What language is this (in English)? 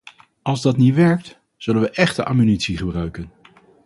Dutch